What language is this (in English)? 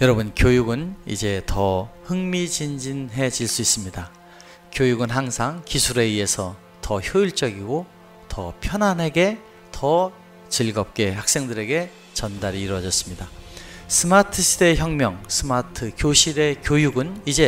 Korean